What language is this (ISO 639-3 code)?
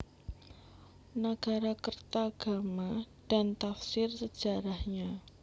jav